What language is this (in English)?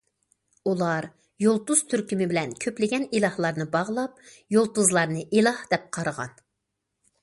Uyghur